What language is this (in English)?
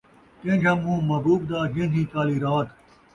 Saraiki